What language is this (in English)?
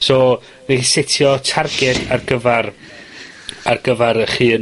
Welsh